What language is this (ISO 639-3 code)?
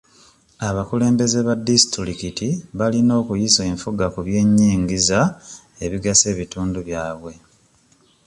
lug